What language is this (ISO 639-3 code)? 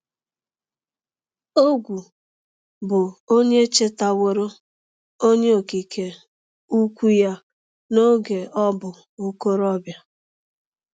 ibo